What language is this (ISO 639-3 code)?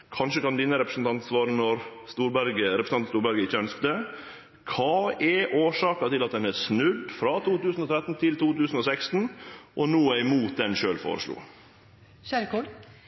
nno